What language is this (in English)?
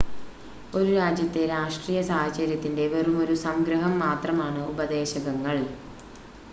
Malayalam